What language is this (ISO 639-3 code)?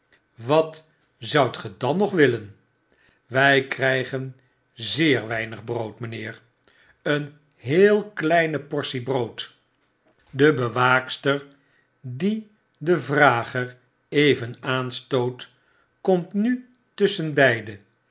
nld